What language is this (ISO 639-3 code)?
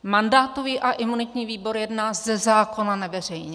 ces